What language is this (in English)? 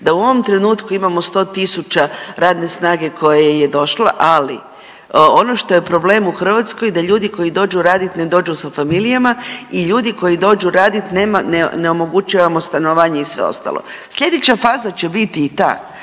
Croatian